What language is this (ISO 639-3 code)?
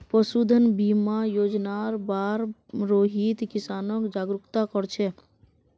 mag